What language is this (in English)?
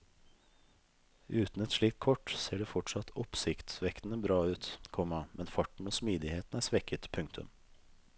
Norwegian